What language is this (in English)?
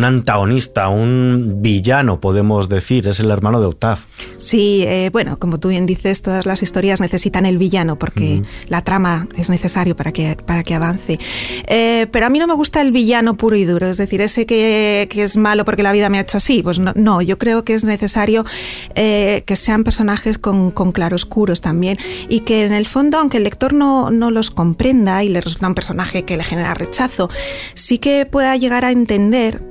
Spanish